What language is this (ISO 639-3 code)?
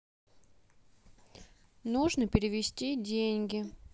rus